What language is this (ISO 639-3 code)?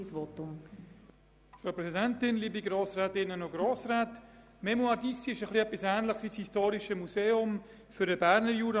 gsw